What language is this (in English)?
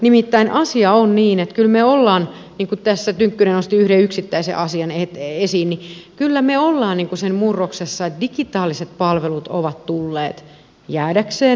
Finnish